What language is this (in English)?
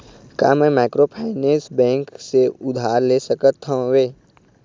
Chhattisgarhi